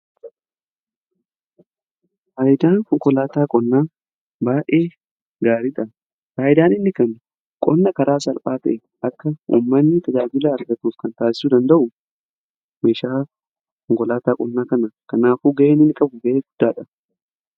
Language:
Oromo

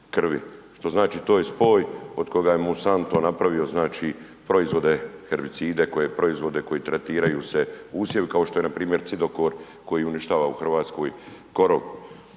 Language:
Croatian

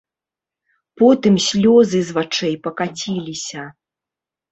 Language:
Belarusian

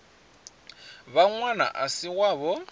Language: Venda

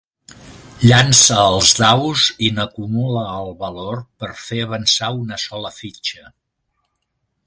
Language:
Catalan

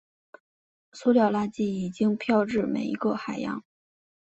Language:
Chinese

